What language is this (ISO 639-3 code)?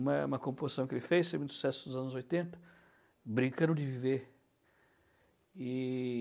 por